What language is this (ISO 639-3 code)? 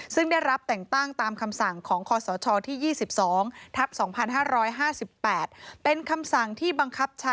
tha